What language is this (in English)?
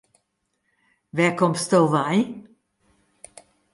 Western Frisian